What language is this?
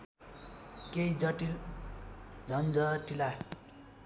Nepali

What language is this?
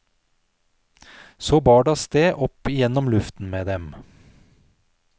Norwegian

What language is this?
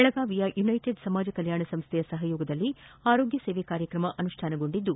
Kannada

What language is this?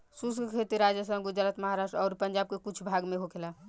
Bhojpuri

